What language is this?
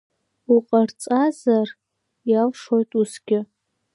Abkhazian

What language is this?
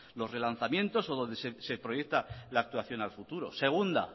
Spanish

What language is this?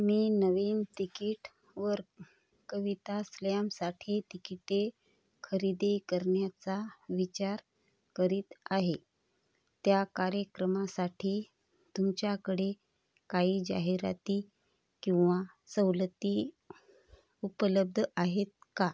Marathi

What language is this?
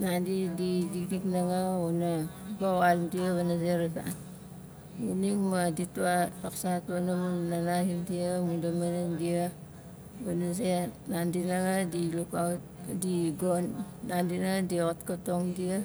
Nalik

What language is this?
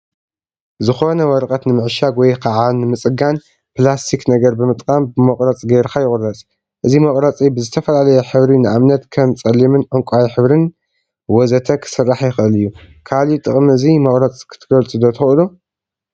Tigrinya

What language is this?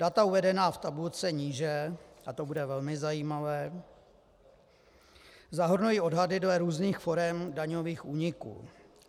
Czech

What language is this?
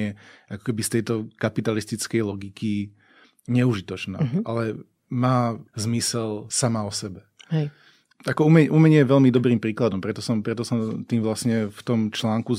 Slovak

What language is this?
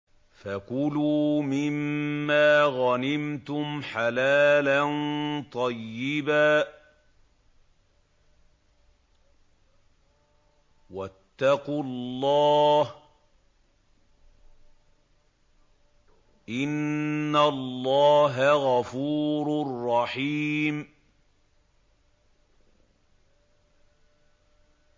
Arabic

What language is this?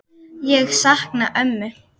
Icelandic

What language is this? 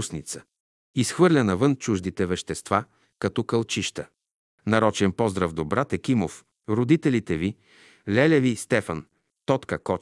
Bulgarian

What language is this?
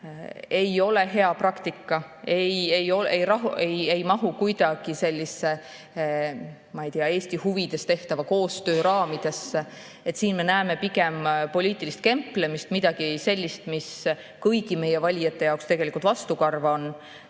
Estonian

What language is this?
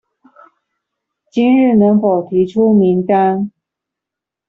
Chinese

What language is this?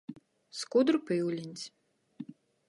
Latgalian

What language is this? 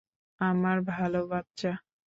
Bangla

